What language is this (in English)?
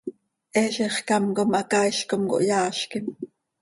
Seri